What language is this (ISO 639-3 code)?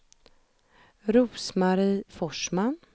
swe